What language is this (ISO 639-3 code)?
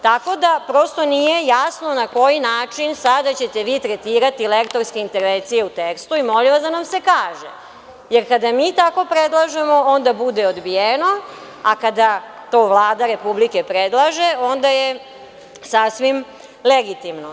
srp